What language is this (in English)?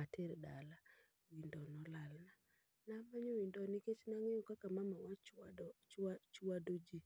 Luo (Kenya and Tanzania)